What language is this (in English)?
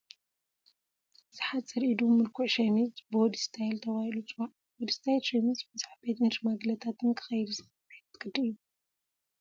Tigrinya